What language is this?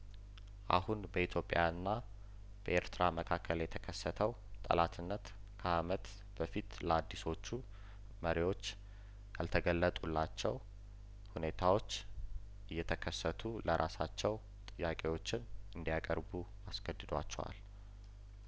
Amharic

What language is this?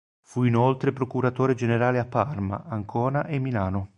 Italian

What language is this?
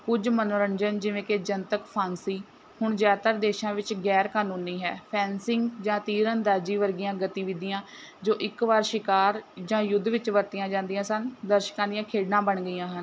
Punjabi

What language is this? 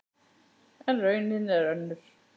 Icelandic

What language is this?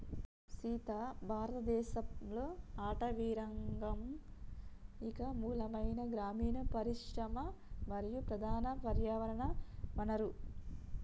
Telugu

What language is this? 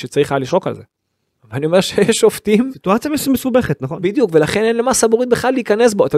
Hebrew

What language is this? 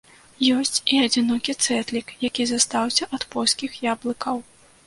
Belarusian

